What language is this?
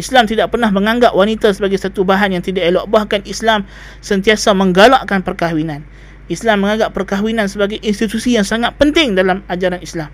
Malay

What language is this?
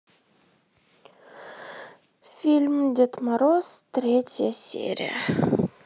Russian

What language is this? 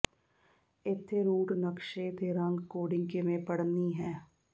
Punjabi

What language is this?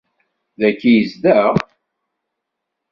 Kabyle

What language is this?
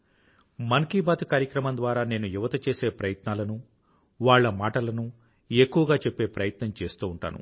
Telugu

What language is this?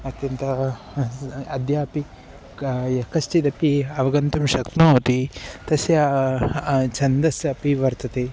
Sanskrit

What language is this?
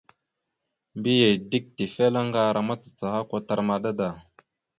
Mada (Cameroon)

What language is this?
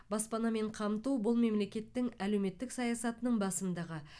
Kazakh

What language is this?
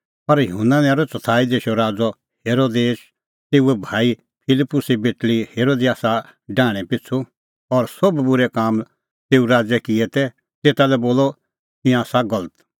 Kullu Pahari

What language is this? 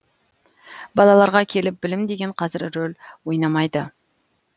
Kazakh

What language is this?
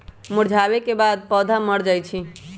Magahi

